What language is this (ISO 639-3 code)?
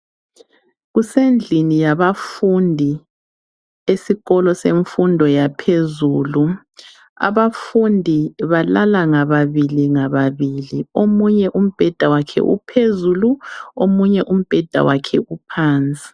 nde